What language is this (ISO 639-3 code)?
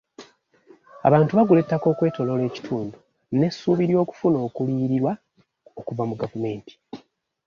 lug